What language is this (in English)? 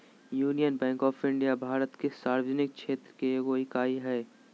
Magahi